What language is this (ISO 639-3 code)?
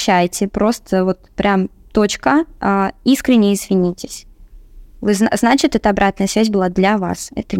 rus